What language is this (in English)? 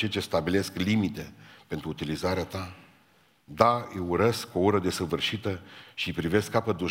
Romanian